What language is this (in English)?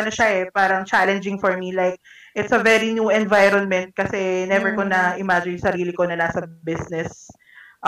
Filipino